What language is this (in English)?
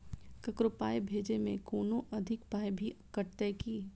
Maithili